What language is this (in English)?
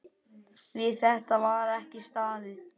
Icelandic